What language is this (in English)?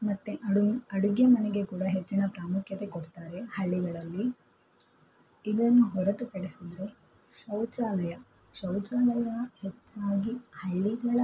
Kannada